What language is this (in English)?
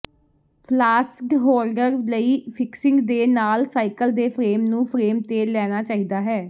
Punjabi